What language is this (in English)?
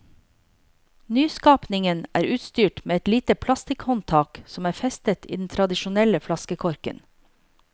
Norwegian